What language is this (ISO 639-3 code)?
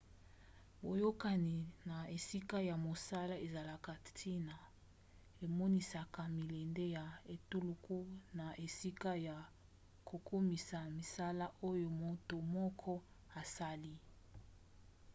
lin